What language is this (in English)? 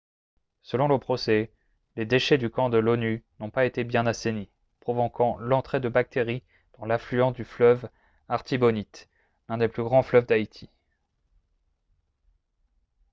French